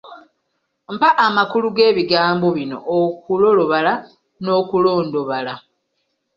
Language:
Ganda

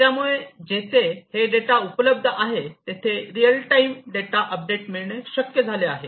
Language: Marathi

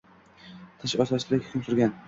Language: Uzbek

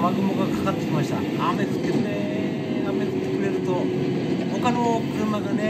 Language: Japanese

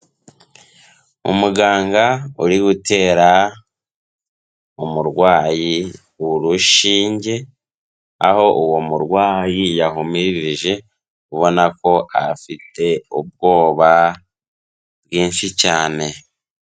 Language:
Kinyarwanda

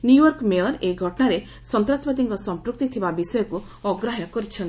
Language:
Odia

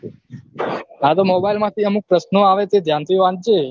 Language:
Gujarati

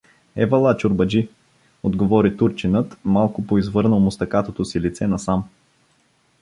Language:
Bulgarian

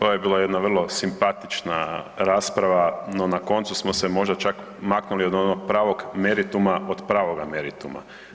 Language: Croatian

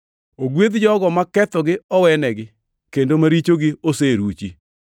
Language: Luo (Kenya and Tanzania)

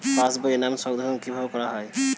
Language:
Bangla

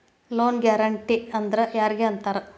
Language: Kannada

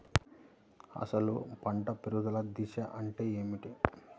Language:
Telugu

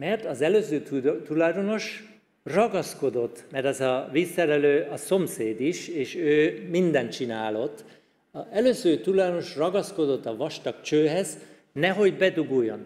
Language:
Hungarian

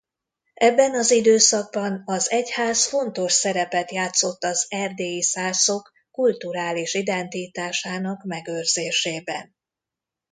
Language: Hungarian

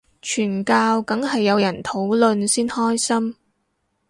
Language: Cantonese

